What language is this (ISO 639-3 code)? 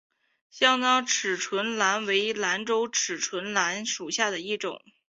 zho